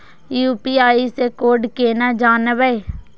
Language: Maithili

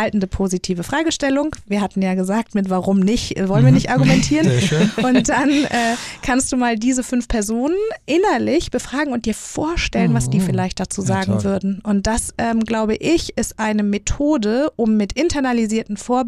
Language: German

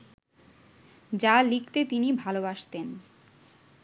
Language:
Bangla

